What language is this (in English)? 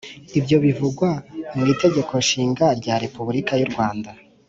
Kinyarwanda